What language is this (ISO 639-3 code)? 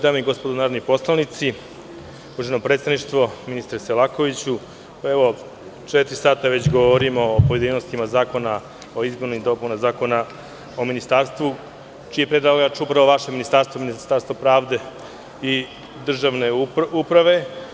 srp